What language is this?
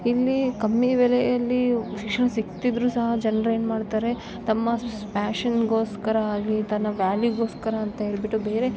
Kannada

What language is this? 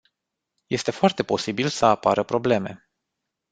Romanian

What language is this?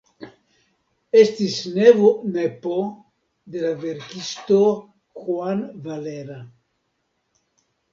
Esperanto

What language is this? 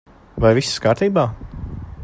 Latvian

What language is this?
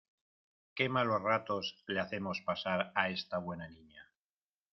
Spanish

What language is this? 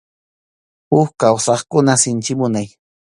Arequipa-La Unión Quechua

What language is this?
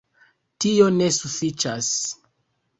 Esperanto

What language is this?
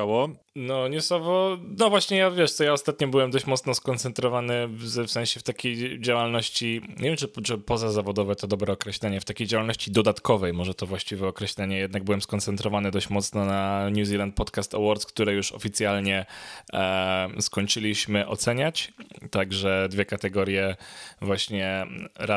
Polish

